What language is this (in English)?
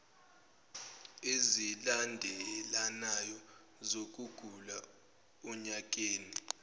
Zulu